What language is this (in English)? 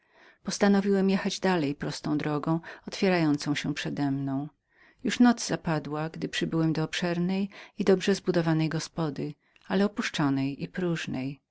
Polish